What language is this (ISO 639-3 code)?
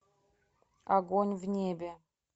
rus